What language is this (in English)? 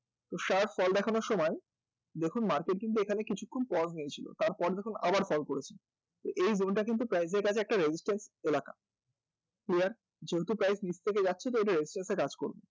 Bangla